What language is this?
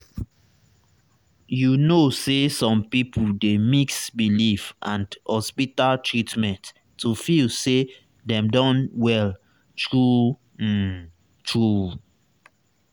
Nigerian Pidgin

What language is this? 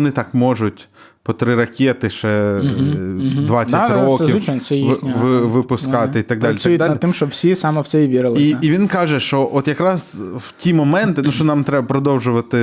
Ukrainian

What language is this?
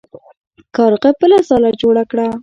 Pashto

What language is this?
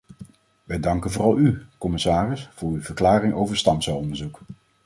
Dutch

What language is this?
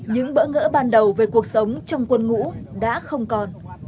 Vietnamese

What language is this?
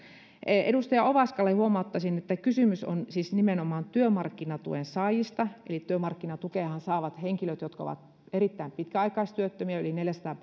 Finnish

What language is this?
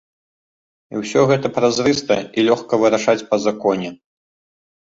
Belarusian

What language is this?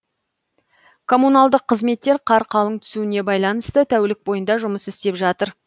Kazakh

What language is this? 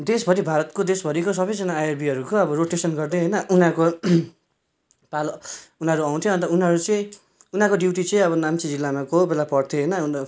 Nepali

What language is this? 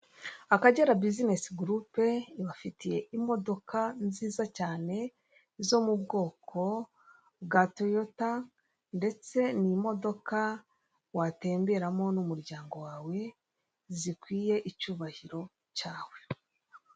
Kinyarwanda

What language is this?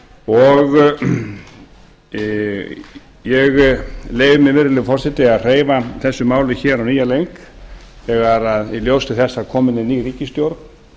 Icelandic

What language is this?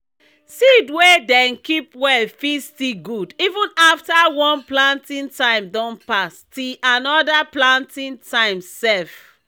Nigerian Pidgin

